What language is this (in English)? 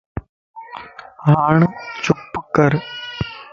Lasi